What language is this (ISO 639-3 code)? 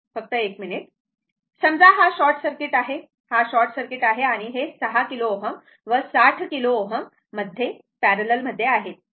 mar